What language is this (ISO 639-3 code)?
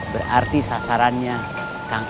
ind